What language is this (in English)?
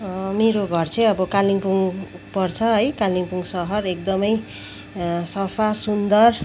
Nepali